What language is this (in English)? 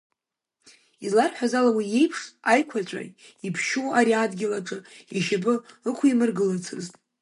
Abkhazian